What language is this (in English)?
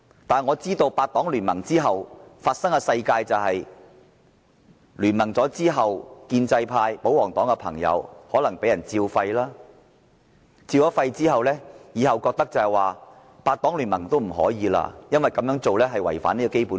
Cantonese